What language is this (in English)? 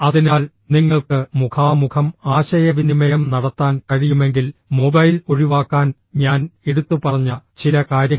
Malayalam